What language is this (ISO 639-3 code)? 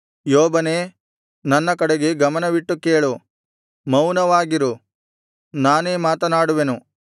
kan